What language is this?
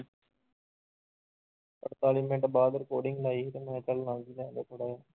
Punjabi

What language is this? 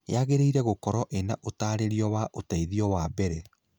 Kikuyu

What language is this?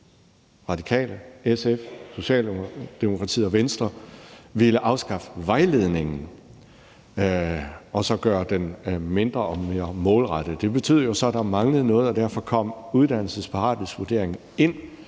Danish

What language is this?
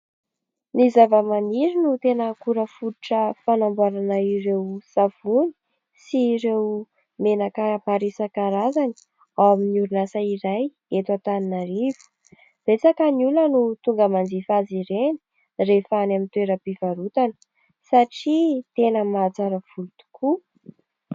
Malagasy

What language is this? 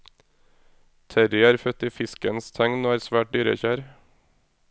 Norwegian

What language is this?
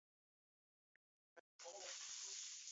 Bafia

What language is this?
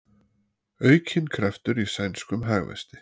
Icelandic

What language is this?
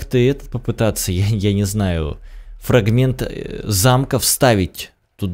Russian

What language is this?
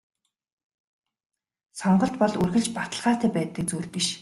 Mongolian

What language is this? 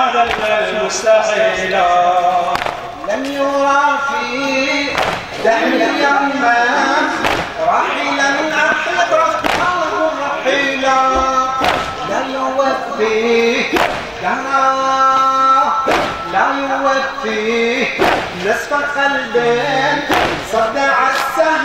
Arabic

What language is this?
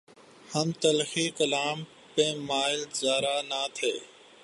Urdu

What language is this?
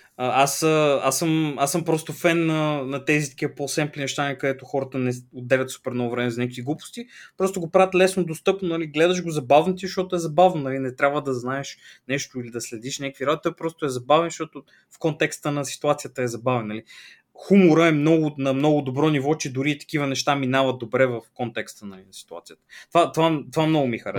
Bulgarian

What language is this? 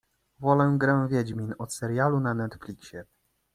Polish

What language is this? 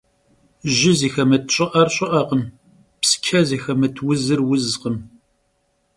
Kabardian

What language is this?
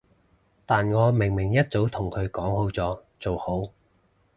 Cantonese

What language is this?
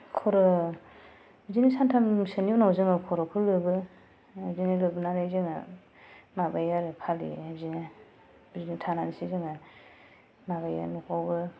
Bodo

